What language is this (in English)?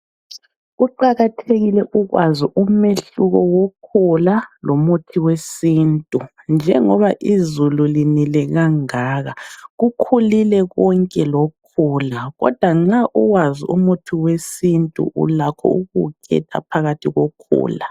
North Ndebele